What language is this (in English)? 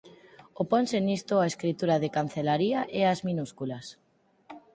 Galician